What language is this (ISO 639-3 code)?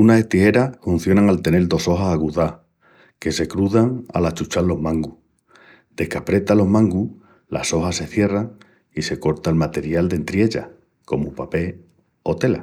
ext